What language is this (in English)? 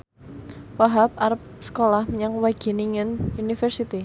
Javanese